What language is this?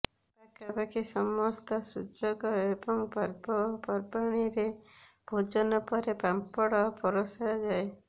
Odia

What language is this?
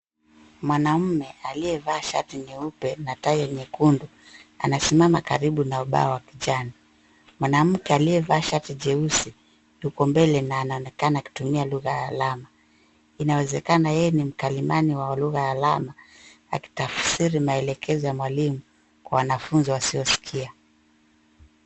Swahili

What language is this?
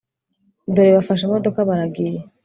Kinyarwanda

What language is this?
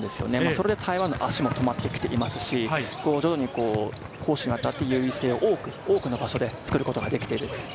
Japanese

